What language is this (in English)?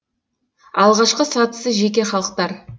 Kazakh